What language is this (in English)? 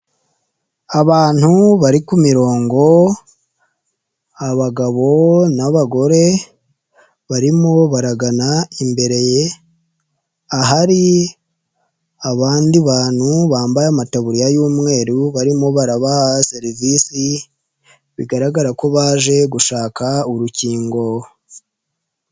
Kinyarwanda